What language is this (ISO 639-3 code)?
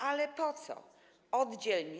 pol